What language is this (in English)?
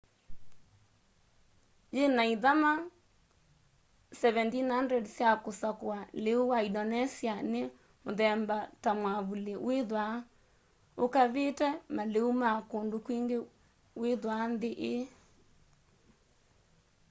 Kamba